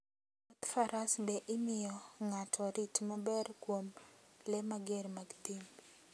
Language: Luo (Kenya and Tanzania)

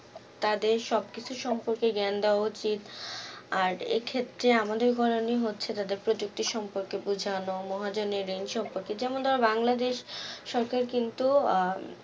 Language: Bangla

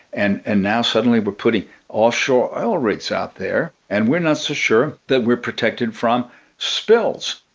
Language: English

